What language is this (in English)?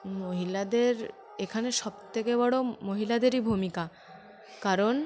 Bangla